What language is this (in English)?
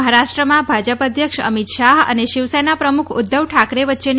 Gujarati